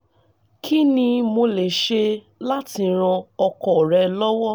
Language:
Yoruba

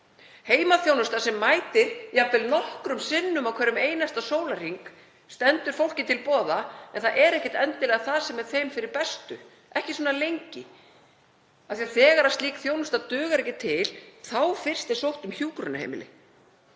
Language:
Icelandic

